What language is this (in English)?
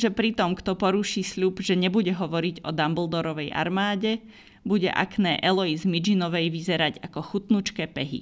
Slovak